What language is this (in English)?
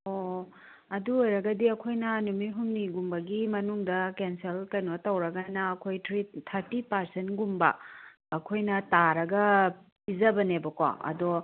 Manipuri